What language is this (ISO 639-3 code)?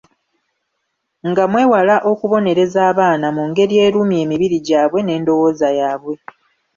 lug